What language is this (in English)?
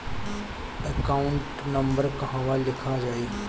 Bhojpuri